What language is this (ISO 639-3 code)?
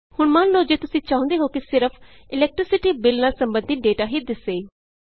pan